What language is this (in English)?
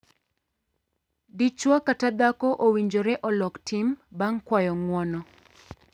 Luo (Kenya and Tanzania)